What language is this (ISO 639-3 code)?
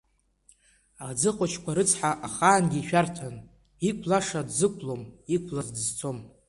abk